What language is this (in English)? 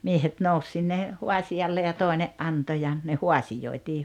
Finnish